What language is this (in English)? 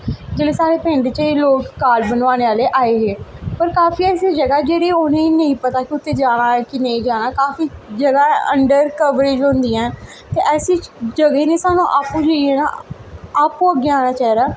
Dogri